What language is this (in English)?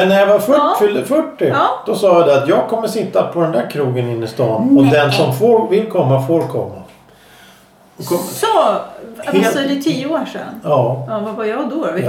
Swedish